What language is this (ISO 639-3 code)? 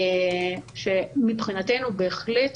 heb